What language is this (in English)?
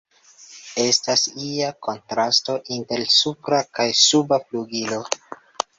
Esperanto